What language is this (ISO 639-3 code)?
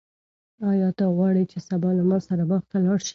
pus